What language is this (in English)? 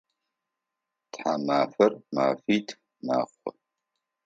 Adyghe